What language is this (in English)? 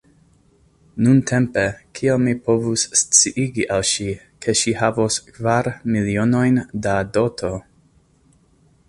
Esperanto